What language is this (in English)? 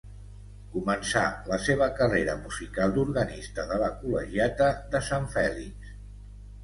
Catalan